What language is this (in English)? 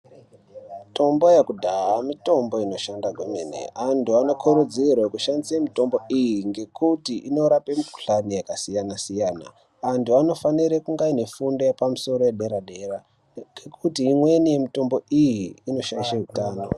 Ndau